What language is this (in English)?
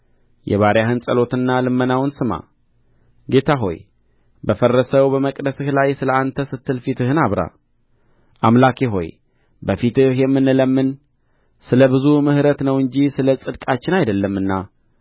Amharic